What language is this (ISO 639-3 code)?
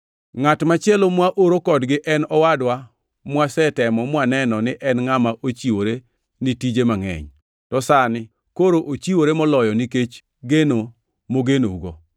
luo